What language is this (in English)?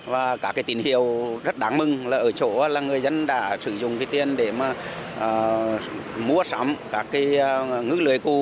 Vietnamese